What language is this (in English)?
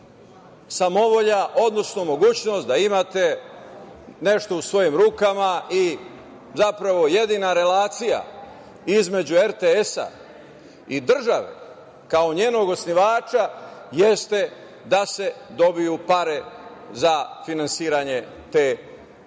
Serbian